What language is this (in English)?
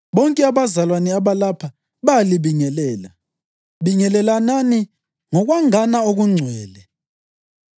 North Ndebele